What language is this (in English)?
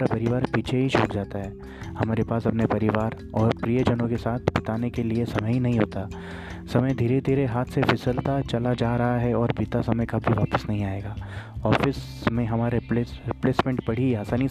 Hindi